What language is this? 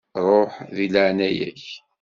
Kabyle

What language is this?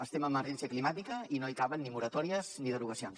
Catalan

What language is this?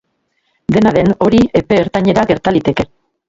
Basque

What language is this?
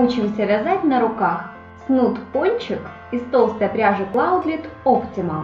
Russian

